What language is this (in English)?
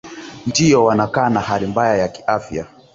Swahili